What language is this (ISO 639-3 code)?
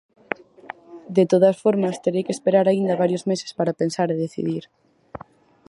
glg